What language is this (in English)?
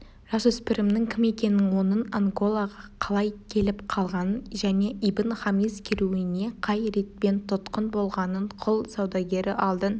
Kazakh